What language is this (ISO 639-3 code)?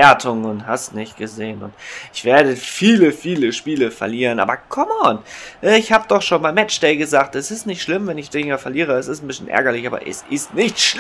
deu